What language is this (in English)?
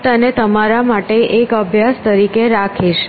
Gujarati